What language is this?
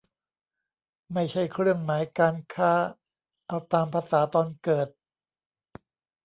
Thai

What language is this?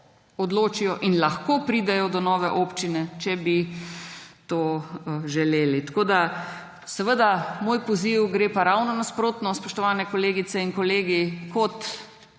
Slovenian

